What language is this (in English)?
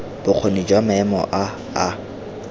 Tswana